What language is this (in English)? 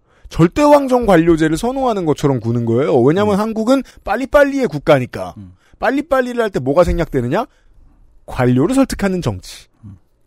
Korean